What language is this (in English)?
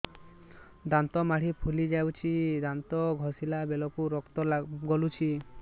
Odia